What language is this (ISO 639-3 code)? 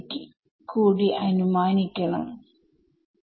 mal